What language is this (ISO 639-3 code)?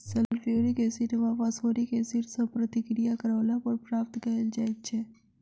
mai